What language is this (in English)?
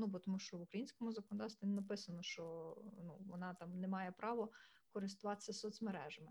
Ukrainian